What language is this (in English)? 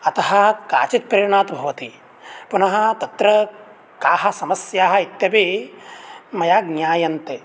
Sanskrit